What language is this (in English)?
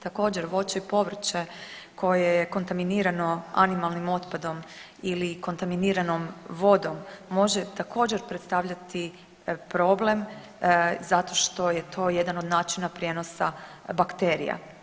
Croatian